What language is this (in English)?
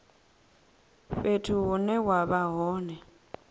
Venda